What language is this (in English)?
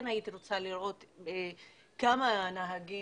Hebrew